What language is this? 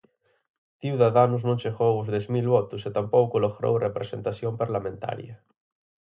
Galician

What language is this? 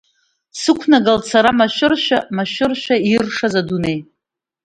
Abkhazian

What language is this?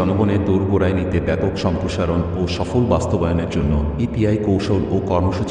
Romanian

